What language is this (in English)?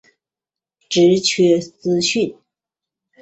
Chinese